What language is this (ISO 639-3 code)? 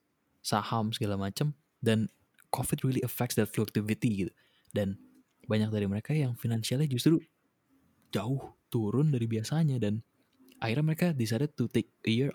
ind